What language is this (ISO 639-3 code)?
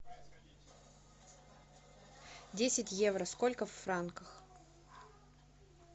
rus